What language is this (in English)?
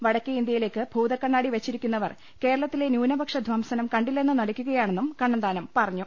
Malayalam